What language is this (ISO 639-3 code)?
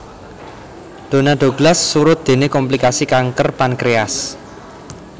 jav